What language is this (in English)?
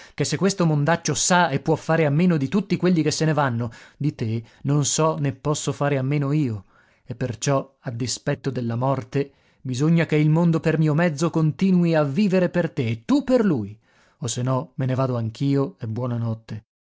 Italian